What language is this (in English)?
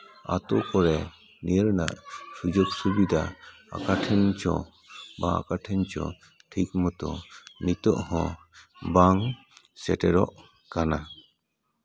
Santali